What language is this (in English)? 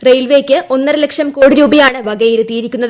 Malayalam